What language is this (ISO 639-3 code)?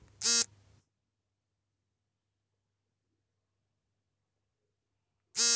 kan